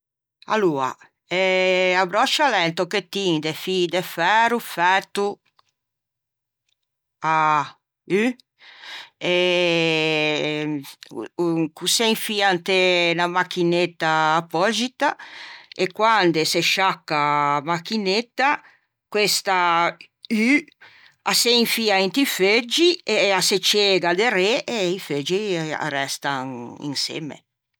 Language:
Ligurian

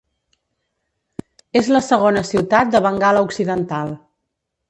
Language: Catalan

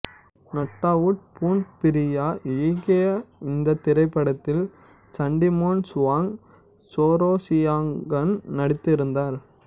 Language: Tamil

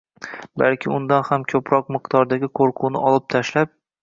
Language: Uzbek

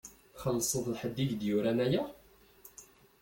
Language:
Kabyle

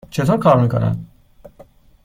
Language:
Persian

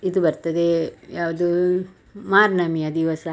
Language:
Kannada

